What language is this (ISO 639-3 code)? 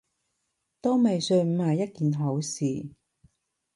yue